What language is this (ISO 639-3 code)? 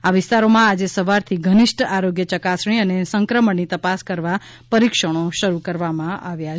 guj